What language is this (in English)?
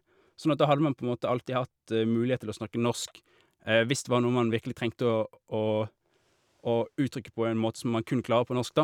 Norwegian